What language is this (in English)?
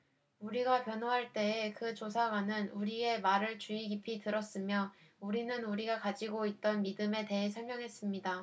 Korean